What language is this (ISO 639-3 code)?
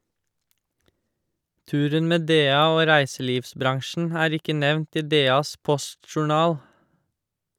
nor